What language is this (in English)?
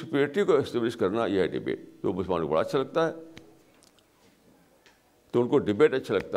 Urdu